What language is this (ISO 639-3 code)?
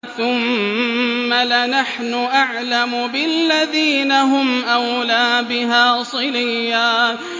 ara